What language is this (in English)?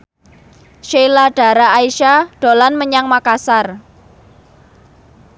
Javanese